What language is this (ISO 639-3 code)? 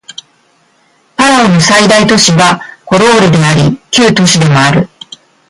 jpn